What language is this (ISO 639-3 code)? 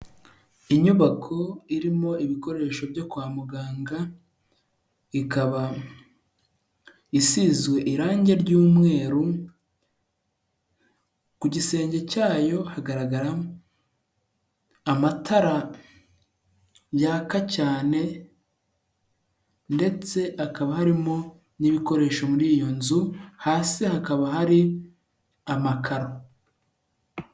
kin